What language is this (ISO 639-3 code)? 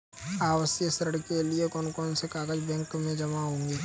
hin